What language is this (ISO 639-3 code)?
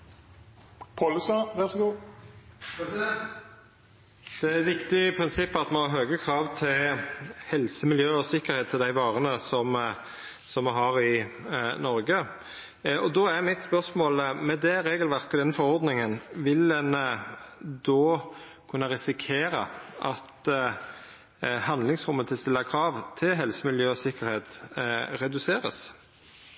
nno